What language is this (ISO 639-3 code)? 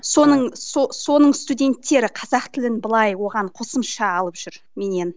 kaz